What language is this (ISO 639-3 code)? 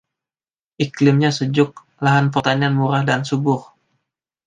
ind